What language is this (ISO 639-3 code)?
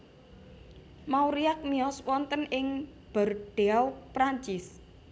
jav